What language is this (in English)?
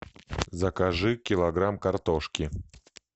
Russian